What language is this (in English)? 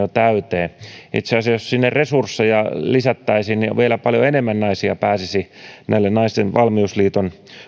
Finnish